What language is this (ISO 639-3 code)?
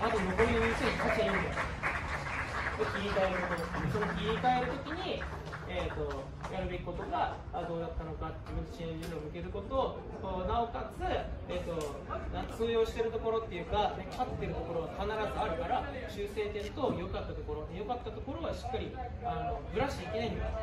jpn